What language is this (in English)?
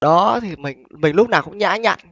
Vietnamese